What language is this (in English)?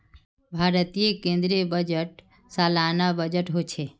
Magahi